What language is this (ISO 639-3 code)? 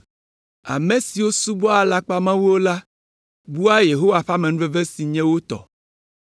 ewe